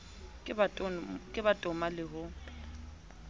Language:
Southern Sotho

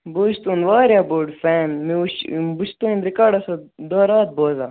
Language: Kashmiri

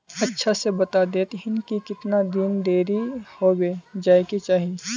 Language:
Magahi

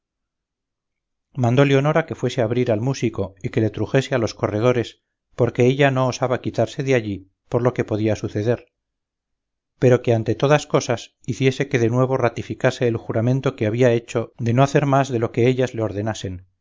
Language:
Spanish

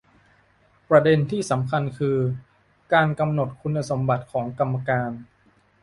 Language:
Thai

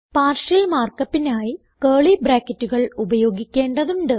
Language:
Malayalam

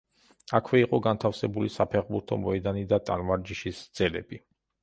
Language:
Georgian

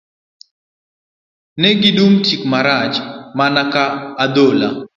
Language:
Luo (Kenya and Tanzania)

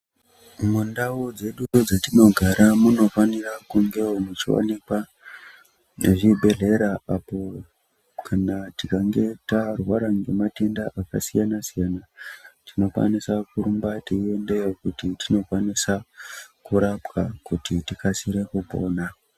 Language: Ndau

